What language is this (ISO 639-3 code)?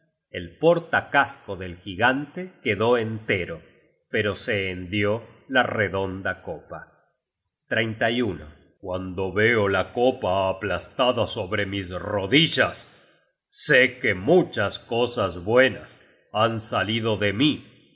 spa